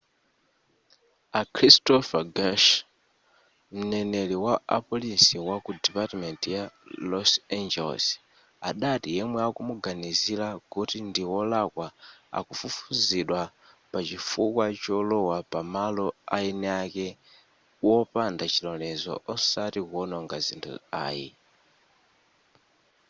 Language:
Nyanja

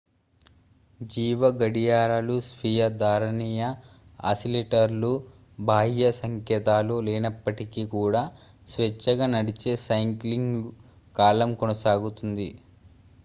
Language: Telugu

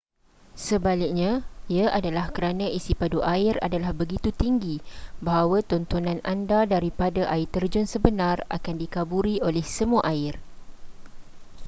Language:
Malay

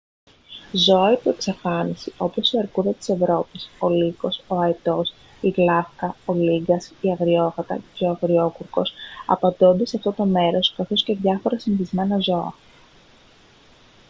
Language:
Greek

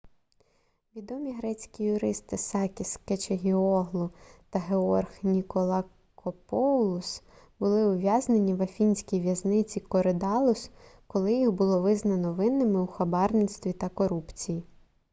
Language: Ukrainian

